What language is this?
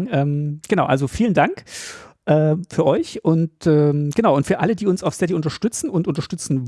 German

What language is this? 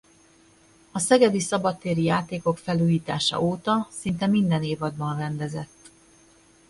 Hungarian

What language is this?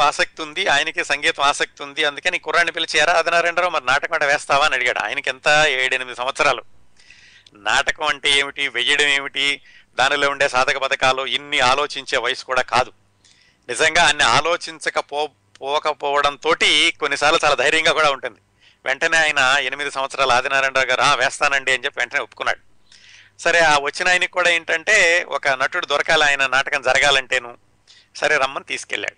Telugu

